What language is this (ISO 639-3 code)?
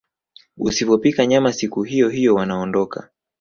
swa